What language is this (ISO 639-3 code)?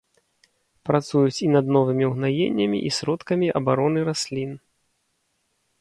bel